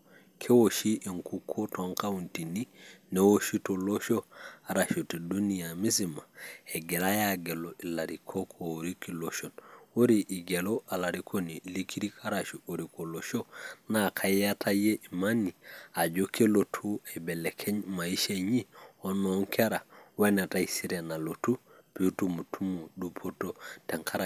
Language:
Masai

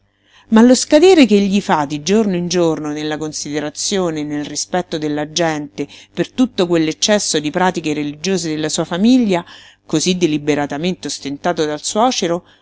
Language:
Italian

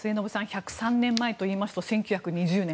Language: Japanese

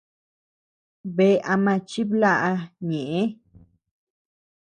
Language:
Tepeuxila Cuicatec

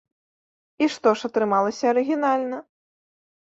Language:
Belarusian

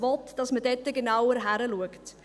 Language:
Swiss German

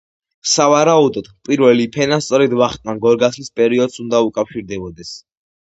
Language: Georgian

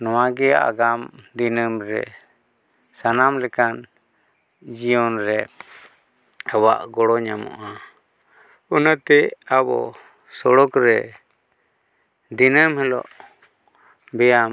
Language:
Santali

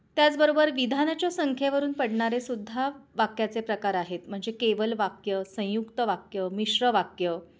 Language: Marathi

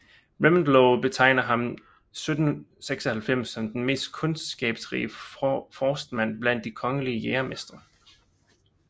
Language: Danish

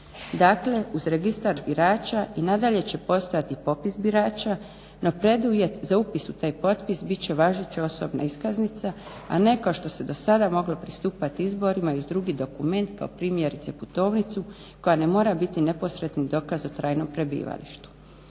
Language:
Croatian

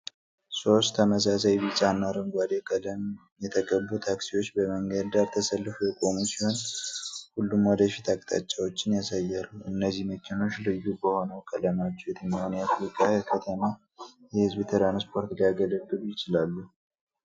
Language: Amharic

